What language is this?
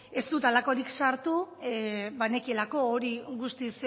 Basque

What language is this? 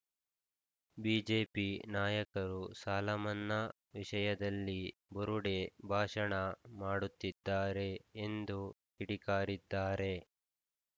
Kannada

